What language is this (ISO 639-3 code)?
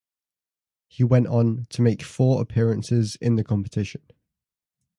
eng